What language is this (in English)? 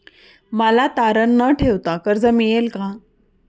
Marathi